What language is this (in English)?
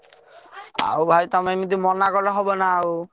Odia